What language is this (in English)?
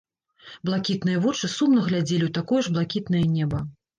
Belarusian